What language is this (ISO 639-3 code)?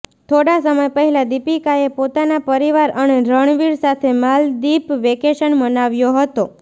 guj